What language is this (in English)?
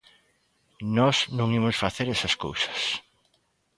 Galician